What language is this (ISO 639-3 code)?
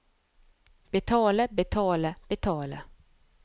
nor